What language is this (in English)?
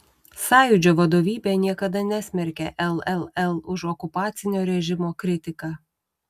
Lithuanian